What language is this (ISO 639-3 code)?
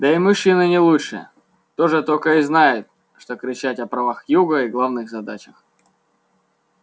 rus